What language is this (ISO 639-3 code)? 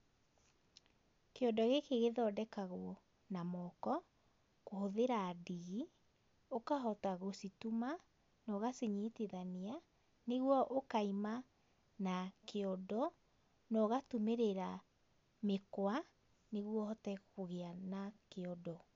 kik